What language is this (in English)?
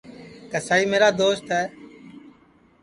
Sansi